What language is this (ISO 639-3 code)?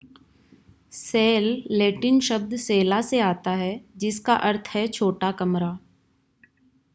hin